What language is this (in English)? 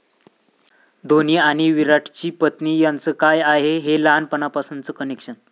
Marathi